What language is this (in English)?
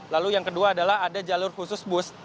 Indonesian